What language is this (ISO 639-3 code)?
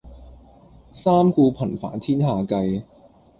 yue